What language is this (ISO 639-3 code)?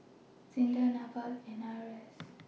eng